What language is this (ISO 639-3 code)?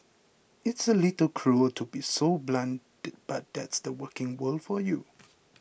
eng